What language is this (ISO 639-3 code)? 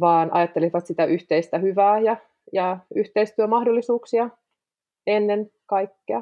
fin